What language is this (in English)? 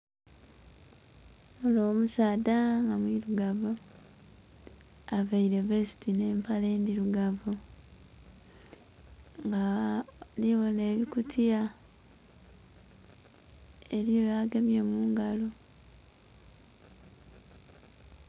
Soga